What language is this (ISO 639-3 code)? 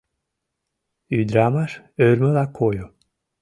chm